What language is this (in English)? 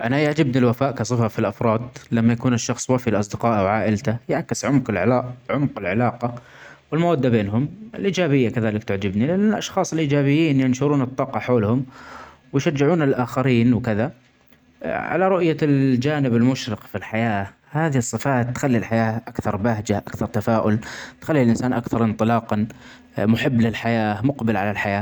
Omani Arabic